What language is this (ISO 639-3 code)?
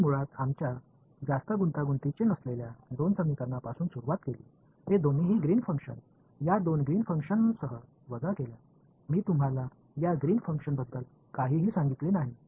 mar